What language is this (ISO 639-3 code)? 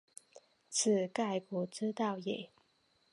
zho